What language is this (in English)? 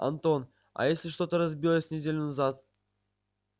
Russian